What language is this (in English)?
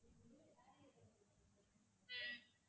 Tamil